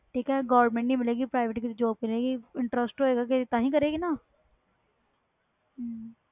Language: Punjabi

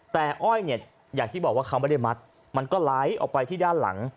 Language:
Thai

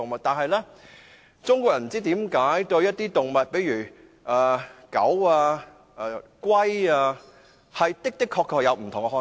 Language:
Cantonese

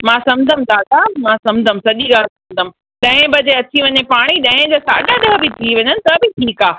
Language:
Sindhi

